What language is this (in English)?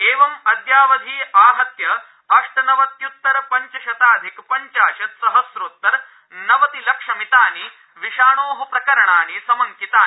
Sanskrit